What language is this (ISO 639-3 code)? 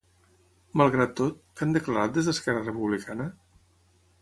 cat